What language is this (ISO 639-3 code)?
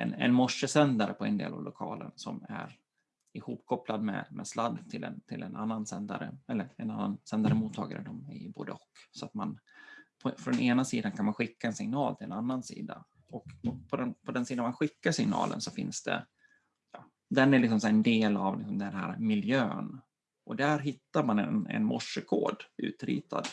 swe